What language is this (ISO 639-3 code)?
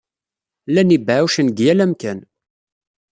kab